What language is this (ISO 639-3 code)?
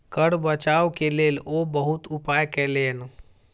mai